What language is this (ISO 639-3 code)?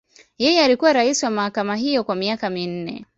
swa